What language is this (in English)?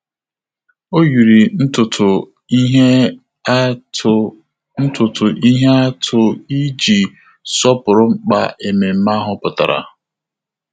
Igbo